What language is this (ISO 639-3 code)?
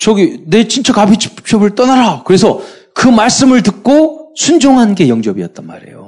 kor